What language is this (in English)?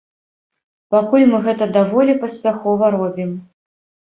Belarusian